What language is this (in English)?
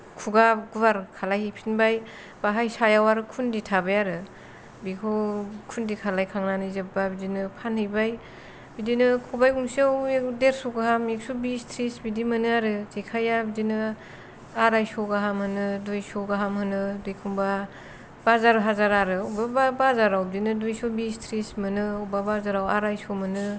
Bodo